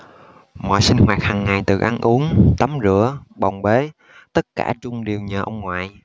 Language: Vietnamese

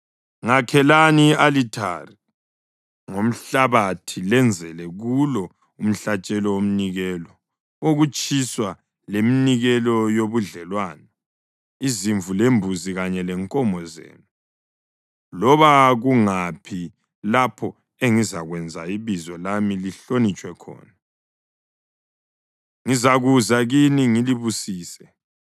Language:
North Ndebele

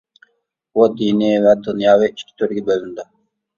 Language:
Uyghur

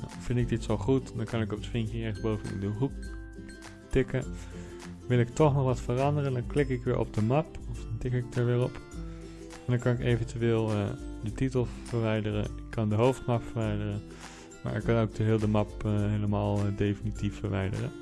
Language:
Dutch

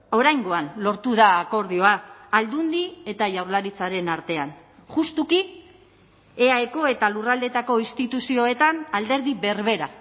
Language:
Basque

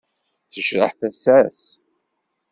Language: Kabyle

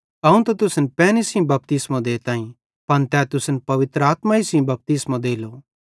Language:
Bhadrawahi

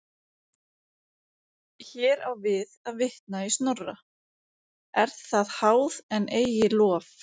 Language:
Icelandic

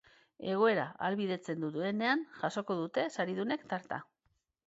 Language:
Basque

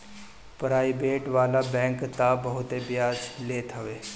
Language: Bhojpuri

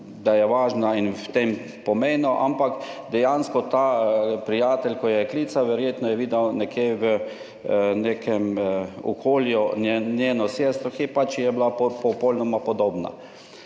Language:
Slovenian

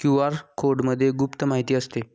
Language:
Marathi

